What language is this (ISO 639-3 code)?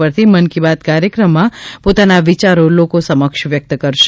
guj